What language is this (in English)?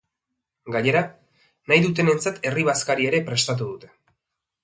Basque